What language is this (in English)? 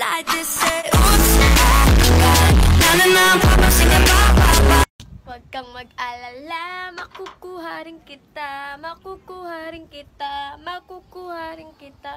Indonesian